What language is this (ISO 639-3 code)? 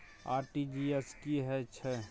mai